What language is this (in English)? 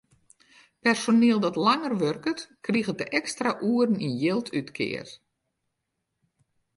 Western Frisian